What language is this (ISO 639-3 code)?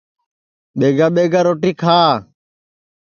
ssi